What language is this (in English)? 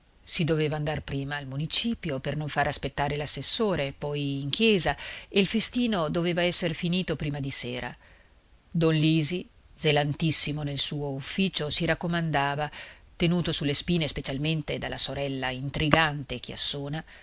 Italian